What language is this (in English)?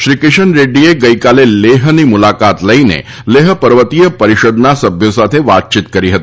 Gujarati